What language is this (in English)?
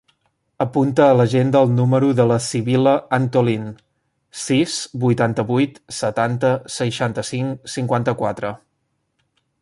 Catalan